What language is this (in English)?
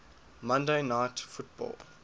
English